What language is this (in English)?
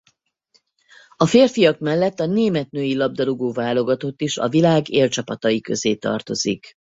Hungarian